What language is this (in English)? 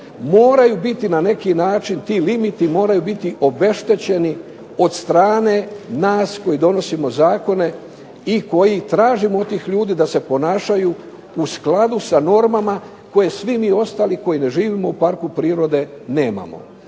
Croatian